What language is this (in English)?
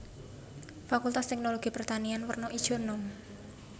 Javanese